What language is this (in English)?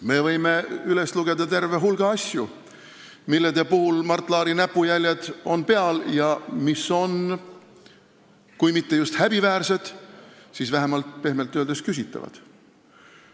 Estonian